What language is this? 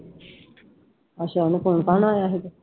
Punjabi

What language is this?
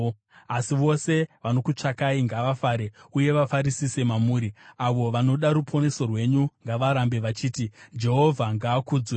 Shona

